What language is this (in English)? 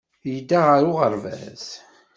Kabyle